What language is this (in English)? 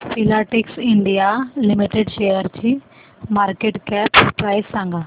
Marathi